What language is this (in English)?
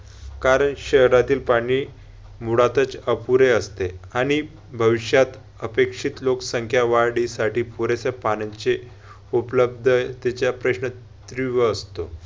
Marathi